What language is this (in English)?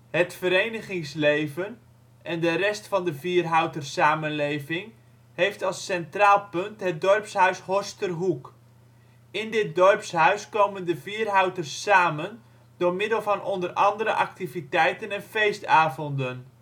Dutch